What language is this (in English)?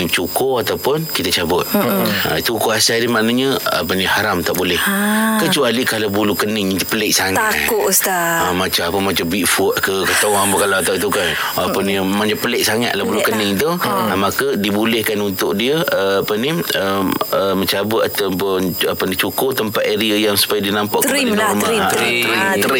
Malay